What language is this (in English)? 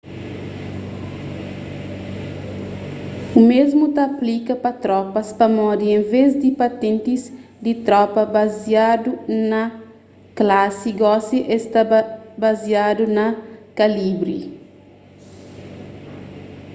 Kabuverdianu